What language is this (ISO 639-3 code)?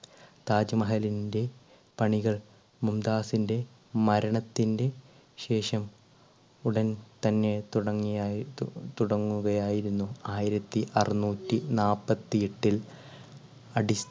mal